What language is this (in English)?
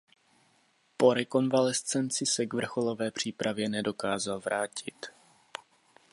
Czech